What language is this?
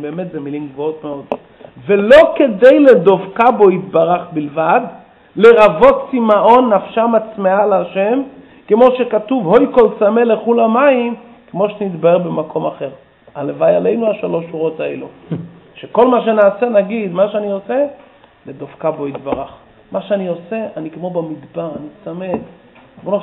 Hebrew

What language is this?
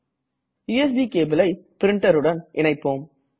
Tamil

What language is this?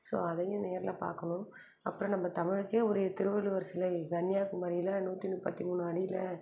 Tamil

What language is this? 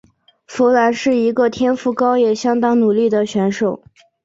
Chinese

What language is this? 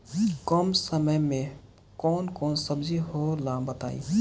Bhojpuri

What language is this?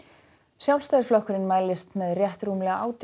Icelandic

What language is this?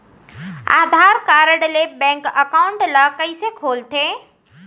Chhattisgarhi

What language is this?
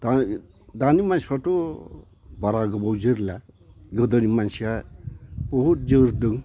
Bodo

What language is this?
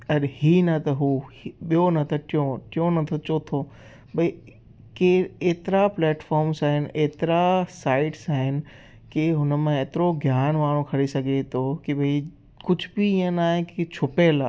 Sindhi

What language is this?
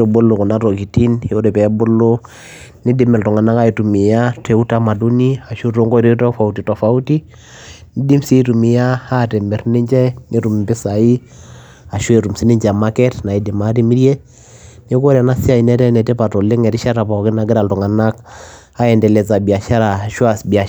Masai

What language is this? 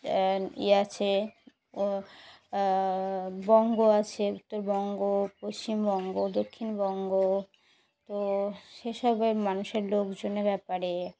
Bangla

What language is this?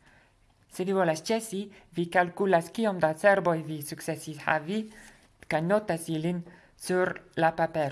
Esperanto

